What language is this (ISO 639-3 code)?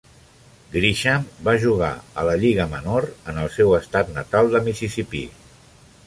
cat